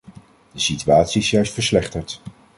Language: Dutch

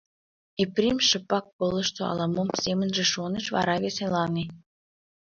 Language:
Mari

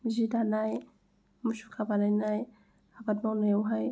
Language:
Bodo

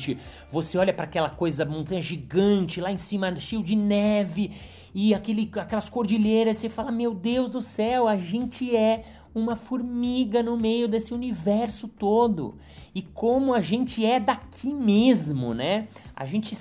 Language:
Portuguese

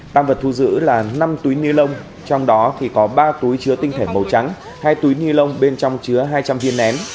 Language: Vietnamese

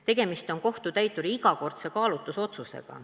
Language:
Estonian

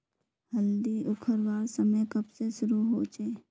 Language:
Magahi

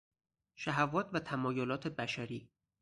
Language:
Persian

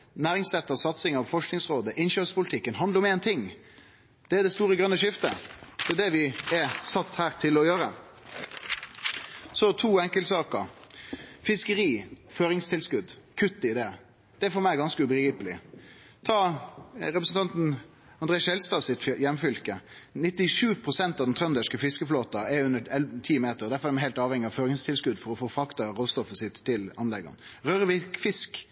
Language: Norwegian Nynorsk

